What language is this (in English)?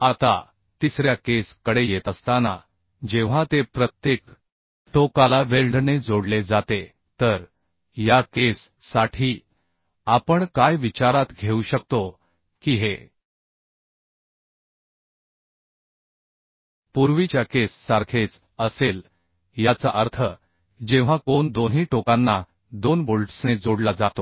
Marathi